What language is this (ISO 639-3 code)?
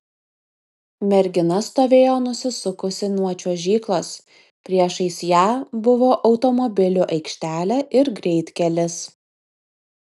lit